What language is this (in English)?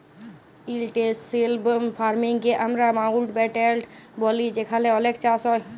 Bangla